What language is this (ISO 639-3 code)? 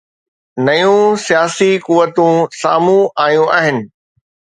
snd